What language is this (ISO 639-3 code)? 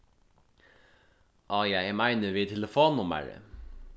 fao